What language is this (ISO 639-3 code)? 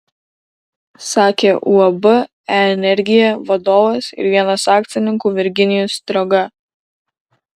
lit